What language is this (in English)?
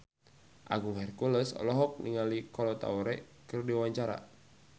Sundanese